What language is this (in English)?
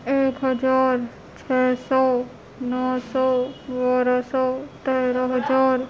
Urdu